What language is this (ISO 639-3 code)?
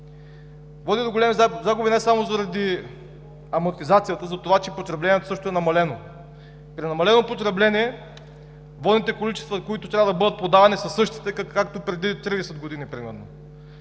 bul